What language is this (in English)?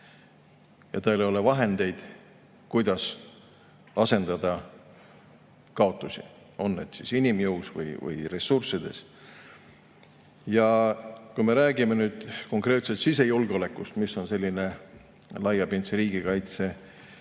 Estonian